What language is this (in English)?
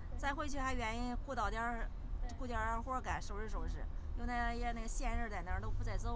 Chinese